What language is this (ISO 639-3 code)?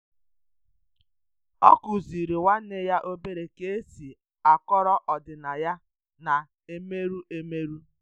ibo